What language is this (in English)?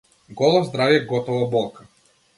Macedonian